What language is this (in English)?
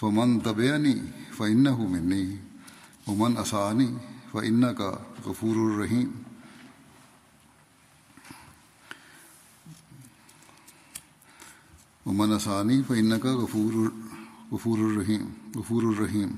Urdu